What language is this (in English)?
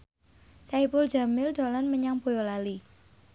Javanese